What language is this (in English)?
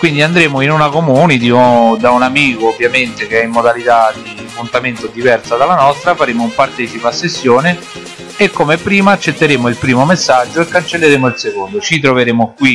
Italian